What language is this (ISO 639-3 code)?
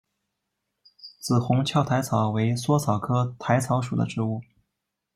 zho